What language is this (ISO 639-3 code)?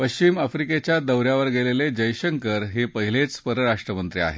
mar